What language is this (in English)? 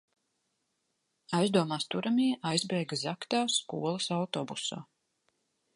Latvian